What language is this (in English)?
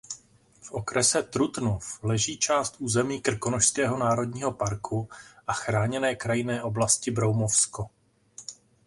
Czech